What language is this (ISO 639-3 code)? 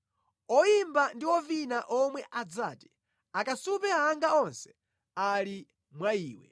nya